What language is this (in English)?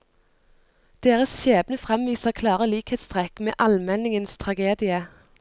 Norwegian